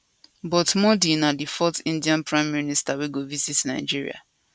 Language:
Nigerian Pidgin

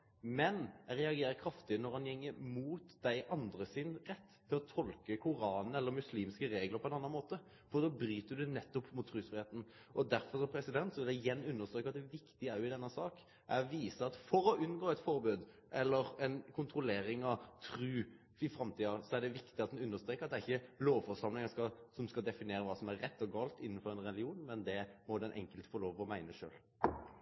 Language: Norwegian Nynorsk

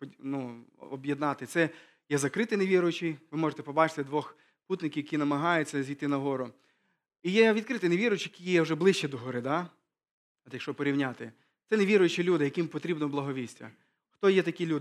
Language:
Ukrainian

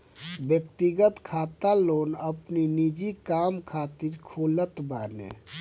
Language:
Bhojpuri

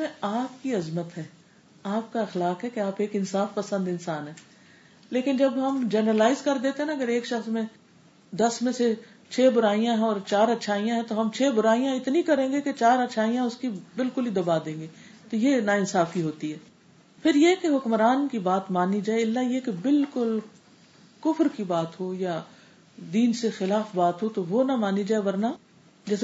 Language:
Urdu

